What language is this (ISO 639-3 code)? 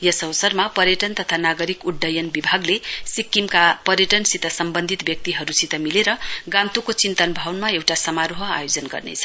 nep